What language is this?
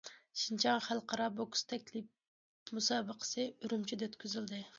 Uyghur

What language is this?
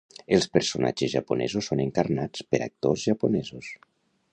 Catalan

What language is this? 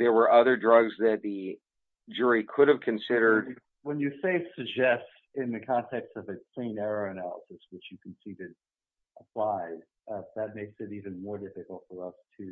English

